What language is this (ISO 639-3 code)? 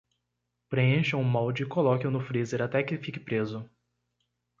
por